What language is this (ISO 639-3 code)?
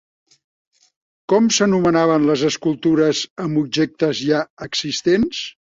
cat